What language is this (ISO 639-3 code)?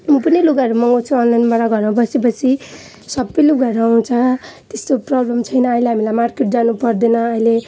nep